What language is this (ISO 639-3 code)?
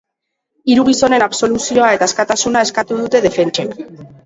eus